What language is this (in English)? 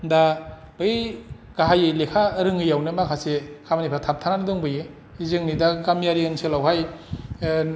Bodo